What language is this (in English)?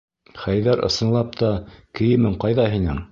Bashkir